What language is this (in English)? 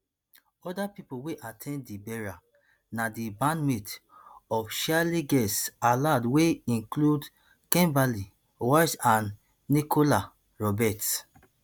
Nigerian Pidgin